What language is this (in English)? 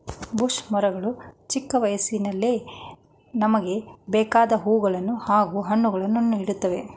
Kannada